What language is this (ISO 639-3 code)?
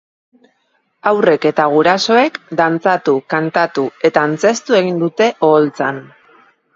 eus